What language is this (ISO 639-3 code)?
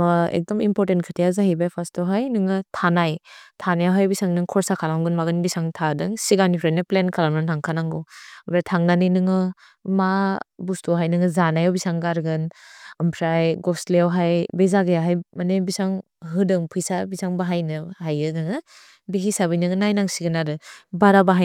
brx